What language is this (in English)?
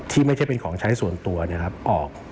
Thai